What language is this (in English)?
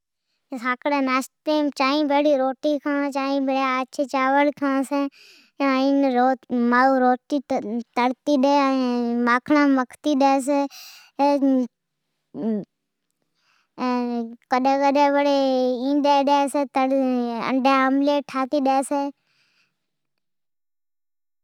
Od